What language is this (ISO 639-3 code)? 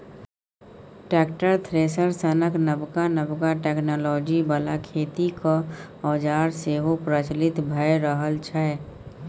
mai